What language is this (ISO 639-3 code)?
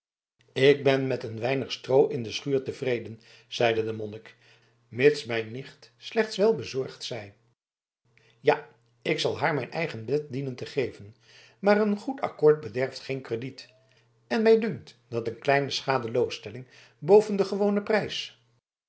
nld